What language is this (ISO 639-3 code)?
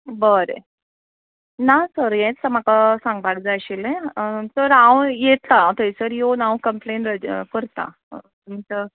kok